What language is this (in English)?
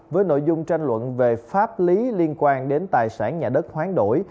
Vietnamese